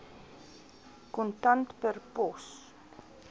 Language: Afrikaans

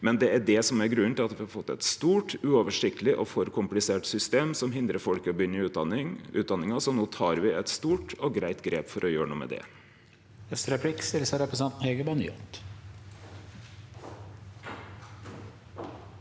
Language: Norwegian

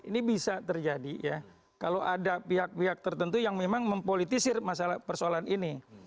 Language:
Indonesian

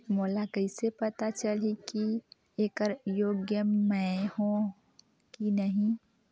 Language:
Chhattisgarhi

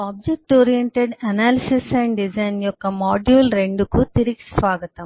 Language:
Telugu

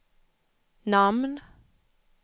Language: Swedish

